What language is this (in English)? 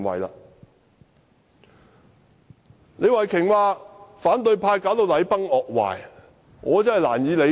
Cantonese